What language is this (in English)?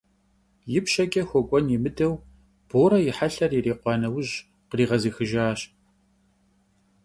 Kabardian